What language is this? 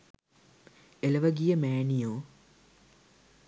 Sinhala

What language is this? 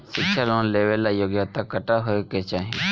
Bhojpuri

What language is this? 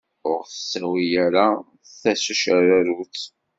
Kabyle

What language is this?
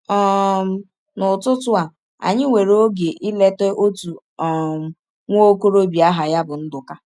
Igbo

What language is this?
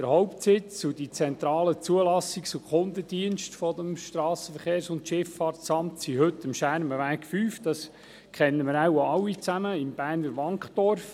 Swiss German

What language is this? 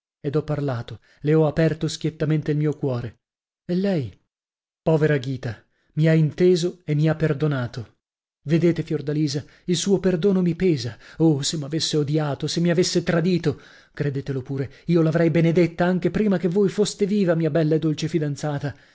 Italian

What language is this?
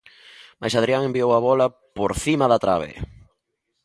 Galician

